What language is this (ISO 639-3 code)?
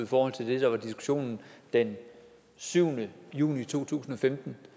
dan